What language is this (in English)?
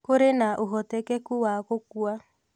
Kikuyu